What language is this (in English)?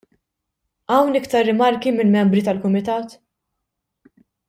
Maltese